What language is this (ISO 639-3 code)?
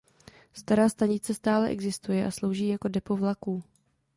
ces